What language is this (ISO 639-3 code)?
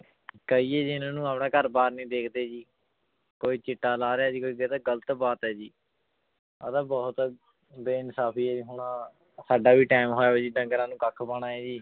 pan